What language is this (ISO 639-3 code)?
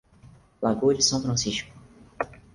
por